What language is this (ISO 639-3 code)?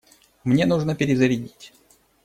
rus